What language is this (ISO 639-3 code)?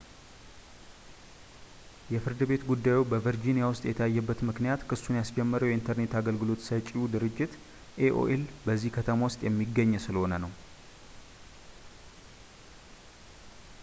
amh